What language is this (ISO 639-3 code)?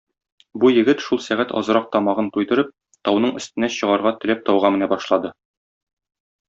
tat